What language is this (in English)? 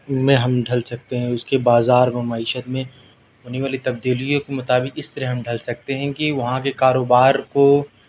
Urdu